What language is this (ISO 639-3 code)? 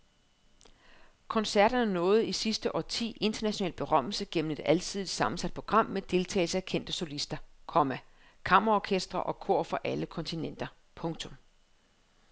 dan